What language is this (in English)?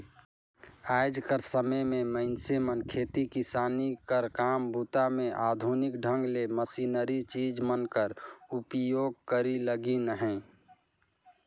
Chhattisgarhi